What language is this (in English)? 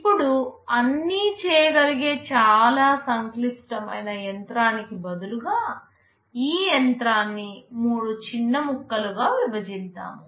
Telugu